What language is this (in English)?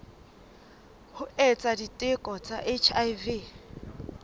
Southern Sotho